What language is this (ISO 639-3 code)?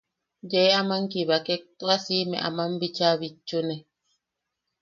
yaq